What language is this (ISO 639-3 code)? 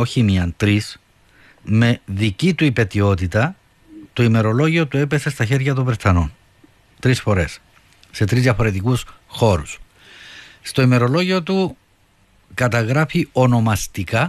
ell